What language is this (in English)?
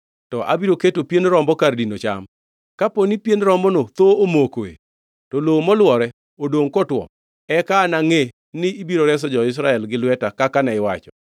Luo (Kenya and Tanzania)